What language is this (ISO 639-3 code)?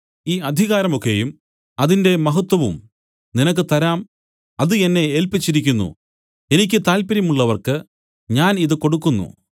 mal